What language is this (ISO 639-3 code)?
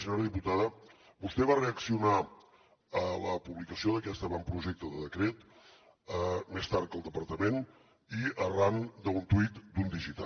cat